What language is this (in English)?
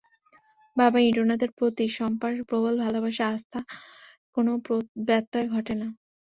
Bangla